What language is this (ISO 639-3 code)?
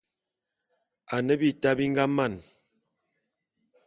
bum